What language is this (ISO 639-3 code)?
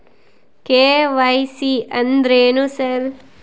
kan